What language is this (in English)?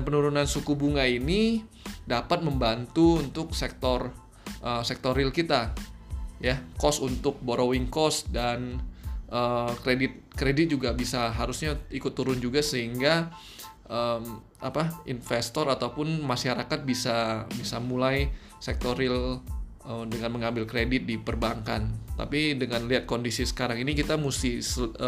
Indonesian